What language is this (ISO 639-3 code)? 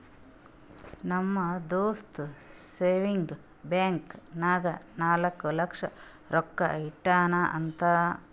kan